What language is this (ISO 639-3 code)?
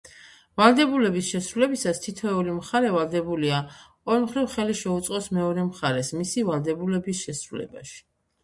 kat